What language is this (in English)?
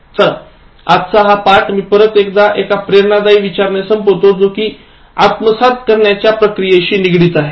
Marathi